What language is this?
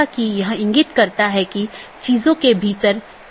Hindi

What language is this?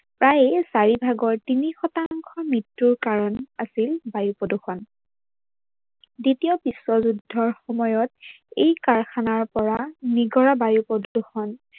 Assamese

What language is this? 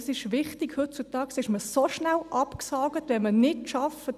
Swiss German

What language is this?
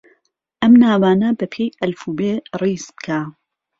Central Kurdish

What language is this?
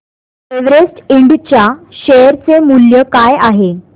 Marathi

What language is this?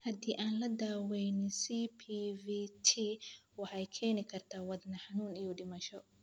Somali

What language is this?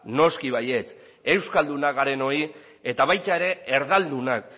Basque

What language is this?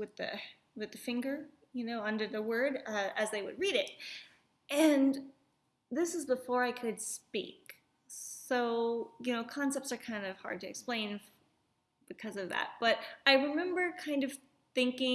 English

